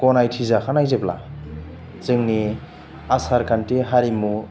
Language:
Bodo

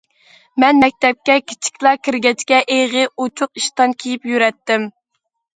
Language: Uyghur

